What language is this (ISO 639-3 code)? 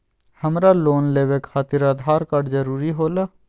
mag